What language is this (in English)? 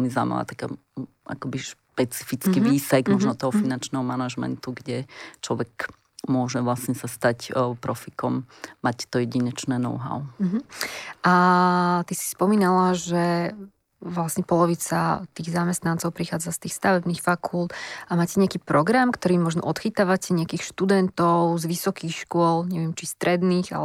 Slovak